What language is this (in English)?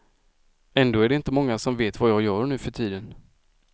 Swedish